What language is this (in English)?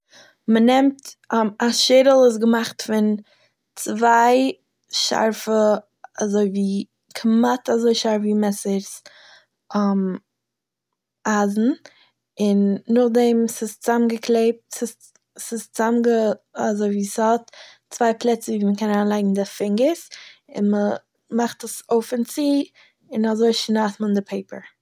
Yiddish